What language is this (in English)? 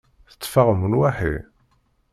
Kabyle